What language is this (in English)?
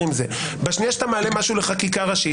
Hebrew